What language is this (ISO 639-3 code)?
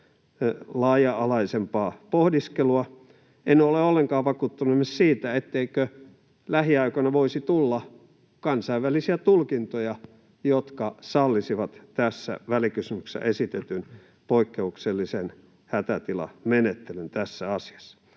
fin